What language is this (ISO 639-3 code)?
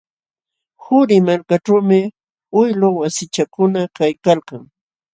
qxw